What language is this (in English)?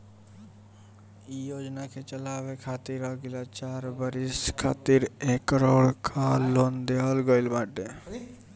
Bhojpuri